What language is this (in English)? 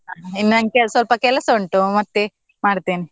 Kannada